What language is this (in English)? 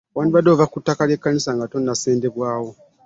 Ganda